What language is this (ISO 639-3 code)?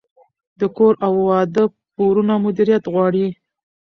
pus